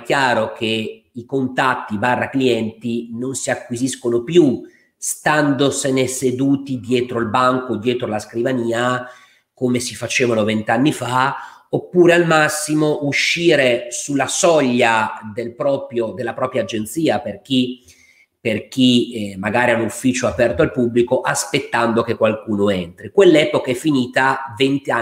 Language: Italian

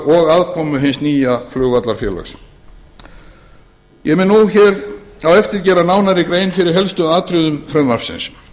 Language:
Icelandic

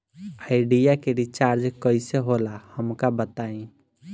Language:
Bhojpuri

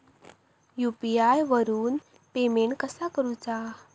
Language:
Marathi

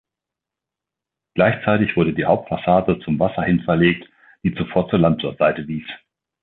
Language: German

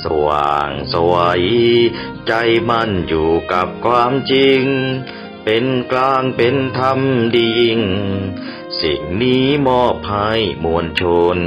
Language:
Thai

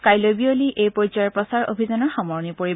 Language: Assamese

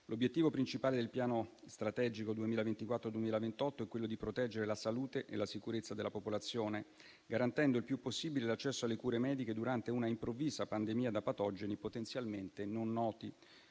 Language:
Italian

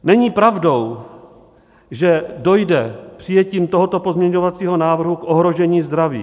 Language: Czech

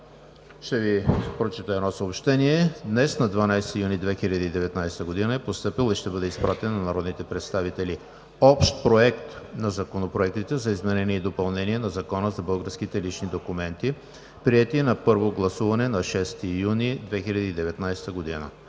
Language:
Bulgarian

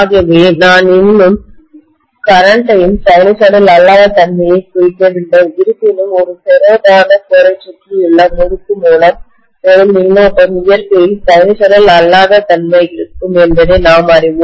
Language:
Tamil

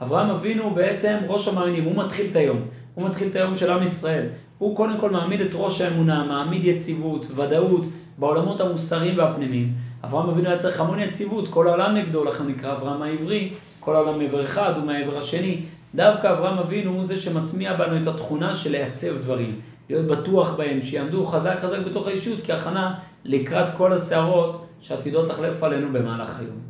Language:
Hebrew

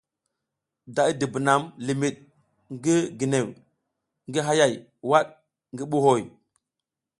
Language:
South Giziga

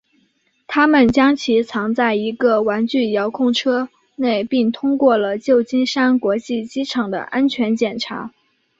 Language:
Chinese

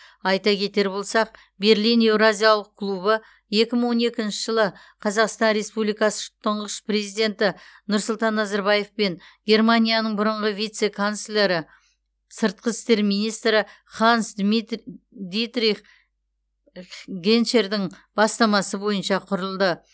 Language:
Kazakh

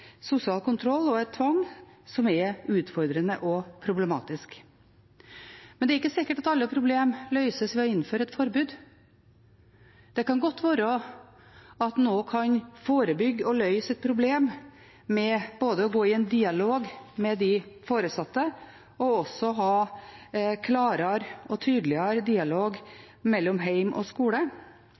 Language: Norwegian Bokmål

